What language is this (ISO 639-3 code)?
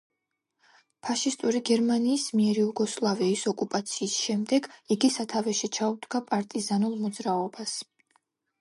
kat